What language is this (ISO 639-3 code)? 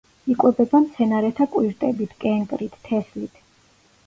kat